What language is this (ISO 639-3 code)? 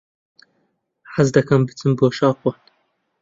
ckb